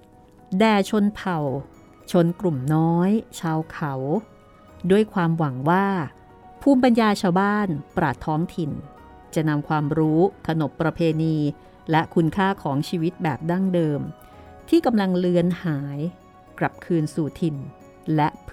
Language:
Thai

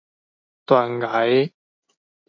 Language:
Min Nan Chinese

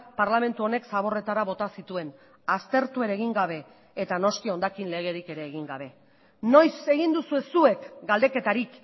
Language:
Basque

